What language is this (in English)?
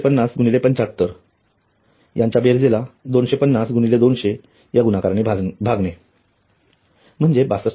Marathi